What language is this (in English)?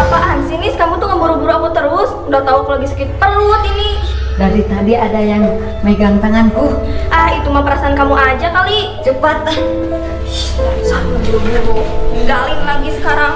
Indonesian